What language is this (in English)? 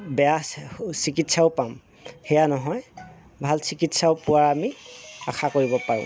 Assamese